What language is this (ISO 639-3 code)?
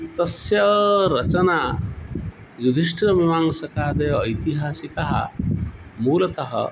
san